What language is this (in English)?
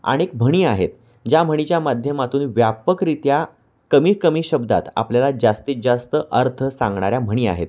Marathi